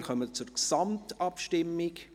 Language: Swiss German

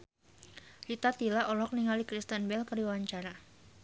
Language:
Sundanese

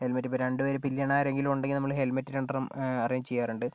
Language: Malayalam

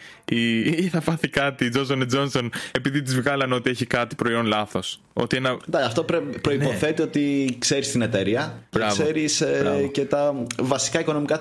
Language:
Greek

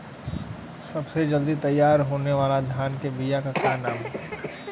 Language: Bhojpuri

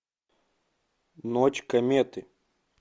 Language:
Russian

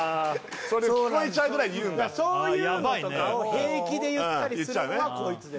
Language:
Japanese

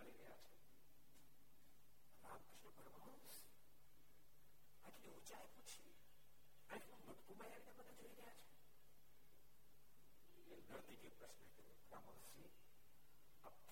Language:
Gujarati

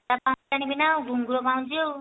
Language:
Odia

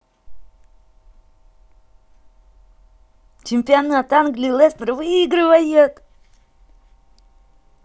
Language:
Russian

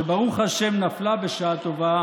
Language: Hebrew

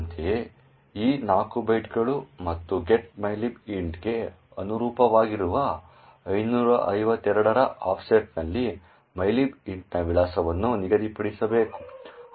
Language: Kannada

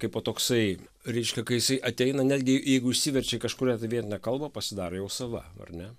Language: Lithuanian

